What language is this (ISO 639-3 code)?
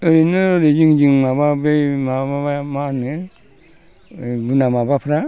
brx